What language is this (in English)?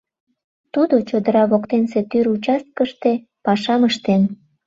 Mari